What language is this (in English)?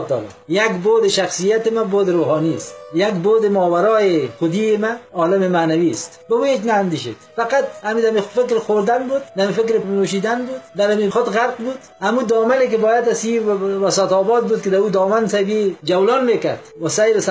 Persian